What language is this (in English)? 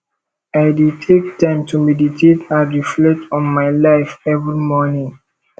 Nigerian Pidgin